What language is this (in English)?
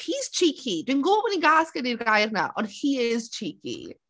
Welsh